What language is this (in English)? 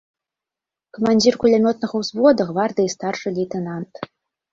Belarusian